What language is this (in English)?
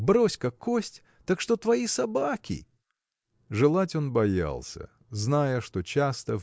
Russian